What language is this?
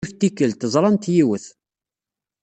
Kabyle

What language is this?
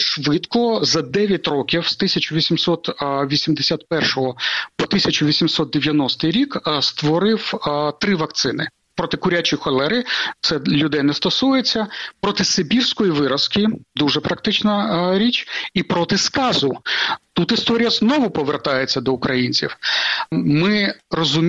Ukrainian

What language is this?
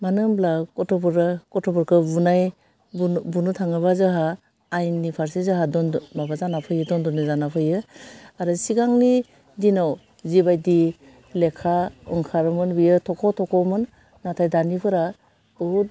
Bodo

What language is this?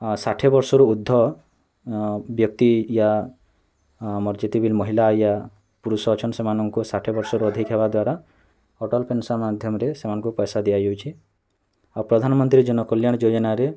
Odia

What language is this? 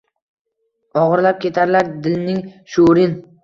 Uzbek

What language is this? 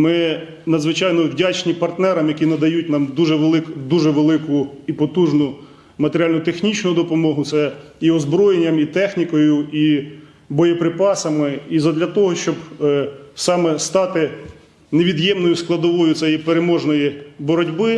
Ukrainian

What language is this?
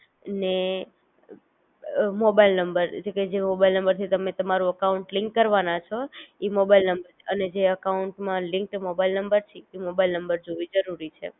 Gujarati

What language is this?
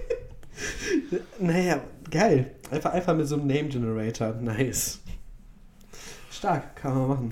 German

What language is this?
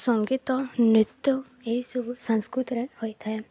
Odia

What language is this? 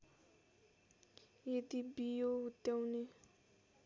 Nepali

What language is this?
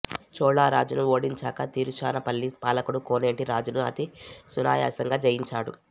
Telugu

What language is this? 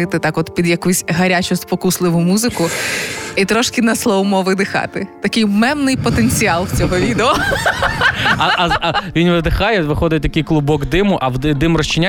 Ukrainian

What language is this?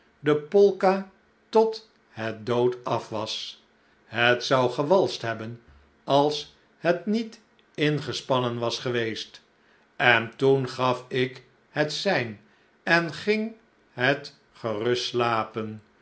Dutch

